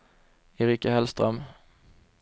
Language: Swedish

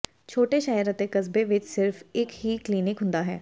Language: Punjabi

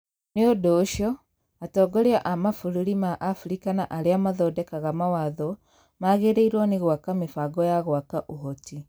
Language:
Kikuyu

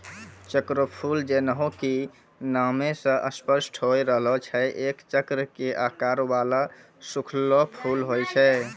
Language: Maithili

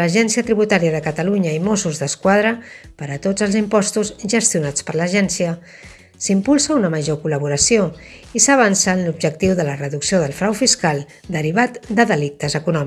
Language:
Catalan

